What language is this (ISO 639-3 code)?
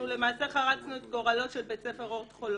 heb